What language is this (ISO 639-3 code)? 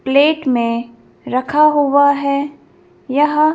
hin